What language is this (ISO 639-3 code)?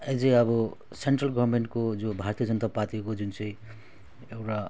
nep